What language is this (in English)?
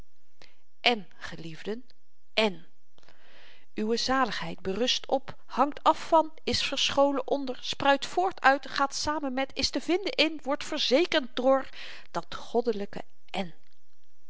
Dutch